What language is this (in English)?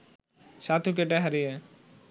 Bangla